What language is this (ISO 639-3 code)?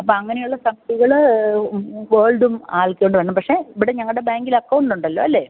mal